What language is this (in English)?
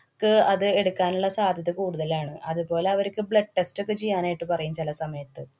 Malayalam